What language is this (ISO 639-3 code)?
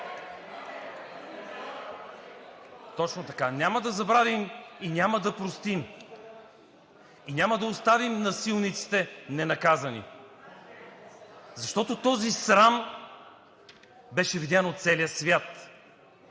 bul